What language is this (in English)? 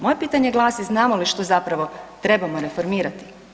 Croatian